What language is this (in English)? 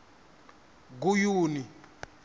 Venda